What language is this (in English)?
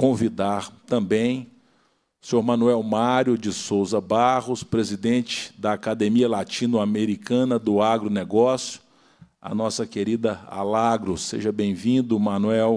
Portuguese